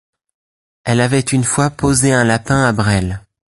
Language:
French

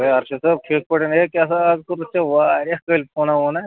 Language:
Kashmiri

